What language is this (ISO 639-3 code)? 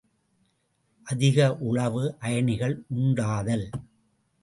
tam